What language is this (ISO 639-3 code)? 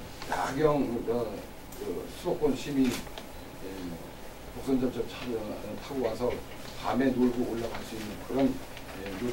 kor